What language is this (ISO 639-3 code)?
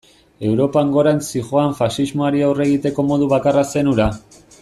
eus